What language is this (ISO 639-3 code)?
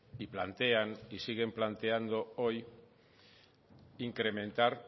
spa